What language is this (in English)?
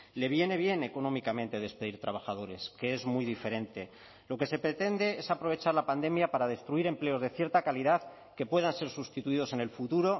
Spanish